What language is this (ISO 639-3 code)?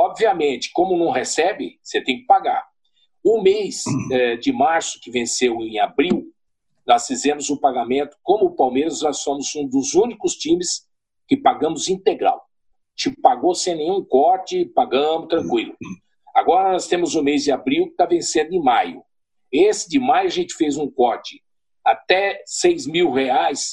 por